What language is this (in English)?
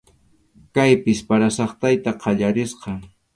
Arequipa-La Unión Quechua